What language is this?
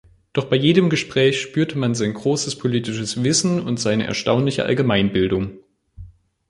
German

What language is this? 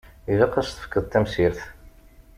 Kabyle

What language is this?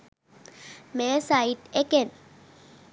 Sinhala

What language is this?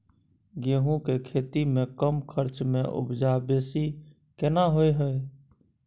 Maithili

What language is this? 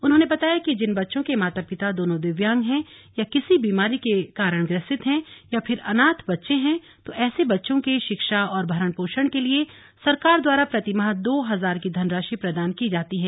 Hindi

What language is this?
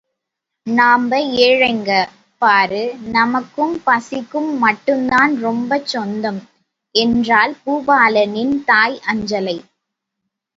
Tamil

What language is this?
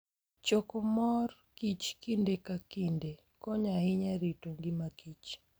Luo (Kenya and Tanzania)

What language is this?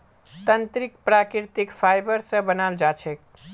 Magahi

